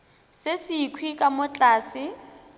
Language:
Northern Sotho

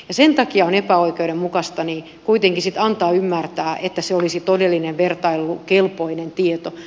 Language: Finnish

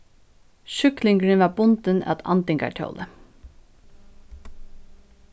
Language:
Faroese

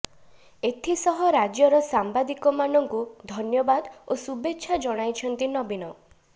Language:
Odia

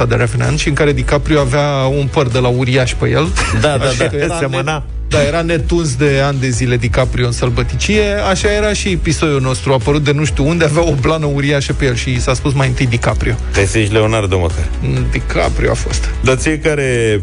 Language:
Romanian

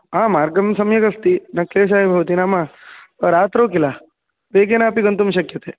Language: Sanskrit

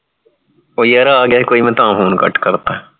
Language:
Punjabi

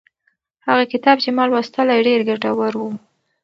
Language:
Pashto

